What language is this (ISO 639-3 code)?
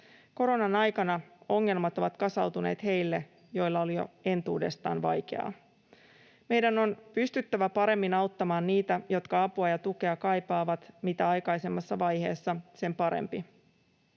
fin